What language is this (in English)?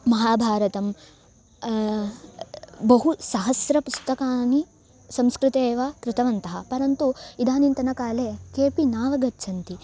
Sanskrit